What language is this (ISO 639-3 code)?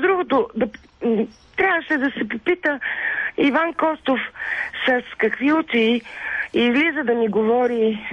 bul